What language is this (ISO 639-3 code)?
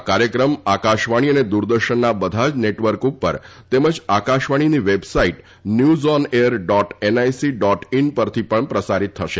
guj